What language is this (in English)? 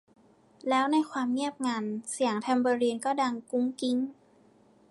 Thai